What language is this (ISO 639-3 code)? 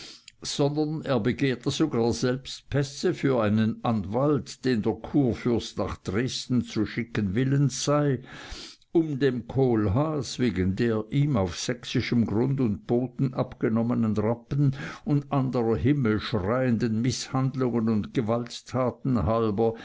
deu